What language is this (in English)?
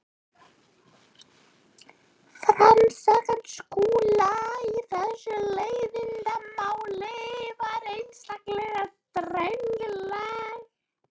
Icelandic